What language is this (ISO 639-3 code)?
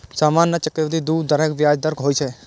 mai